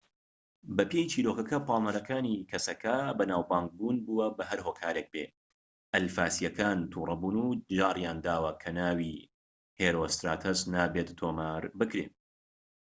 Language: Central Kurdish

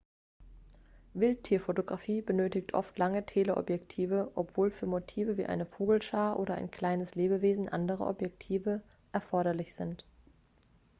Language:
German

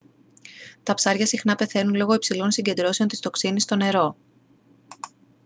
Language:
Greek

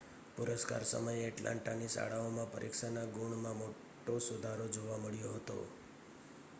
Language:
Gujarati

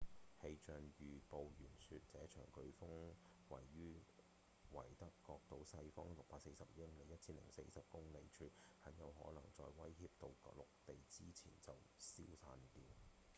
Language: Cantonese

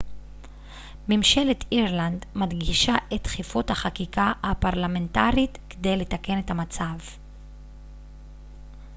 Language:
Hebrew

